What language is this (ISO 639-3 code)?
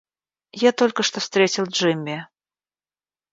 rus